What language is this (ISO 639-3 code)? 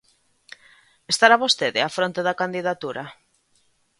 glg